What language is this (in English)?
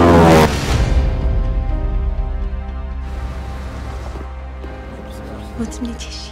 Czech